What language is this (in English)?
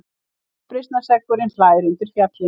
Icelandic